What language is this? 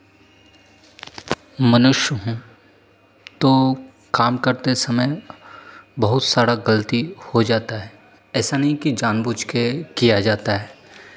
Hindi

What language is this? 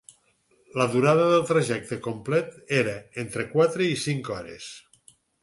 Catalan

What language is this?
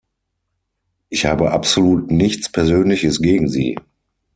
German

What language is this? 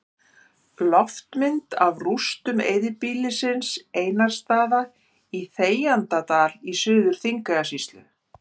Icelandic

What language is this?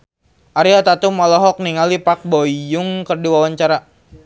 Sundanese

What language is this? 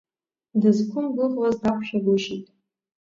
Abkhazian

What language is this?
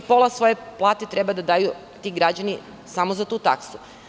Serbian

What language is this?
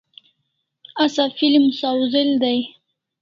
Kalasha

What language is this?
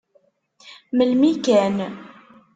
Kabyle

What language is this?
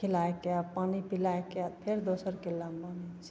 Maithili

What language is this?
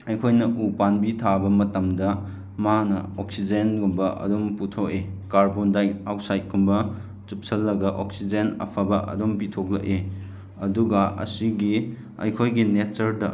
Manipuri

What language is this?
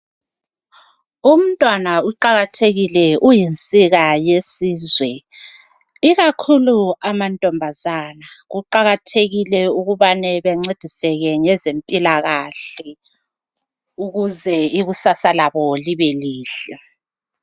North Ndebele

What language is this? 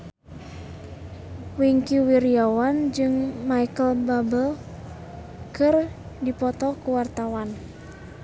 Sundanese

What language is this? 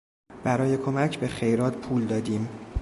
Persian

